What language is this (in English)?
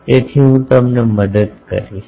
Gujarati